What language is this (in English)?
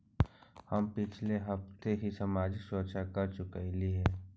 Magahi